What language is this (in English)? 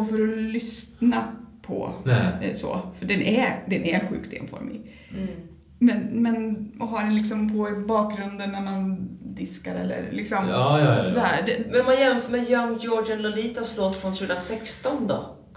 Swedish